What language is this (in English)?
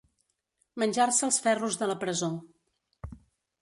Catalan